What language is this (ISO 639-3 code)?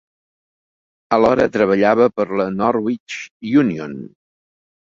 cat